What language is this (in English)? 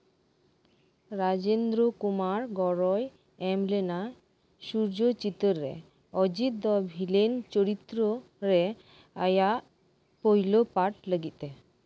Santali